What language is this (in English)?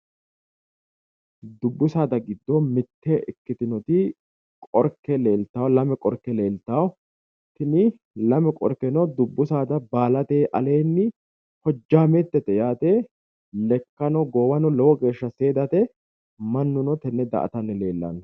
Sidamo